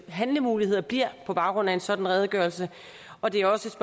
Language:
Danish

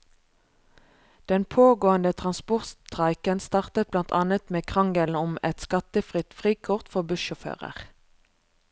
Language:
Norwegian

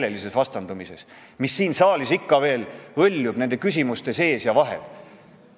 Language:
Estonian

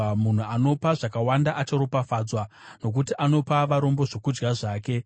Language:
Shona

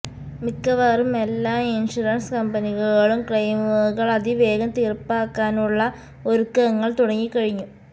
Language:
Malayalam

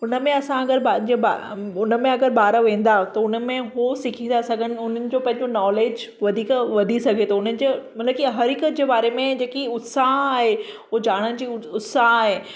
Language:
Sindhi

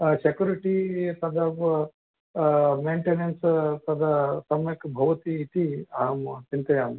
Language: Sanskrit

